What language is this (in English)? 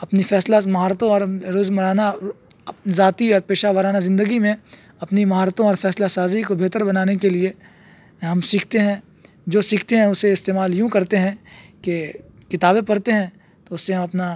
Urdu